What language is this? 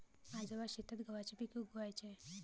Marathi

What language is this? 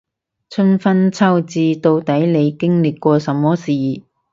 Cantonese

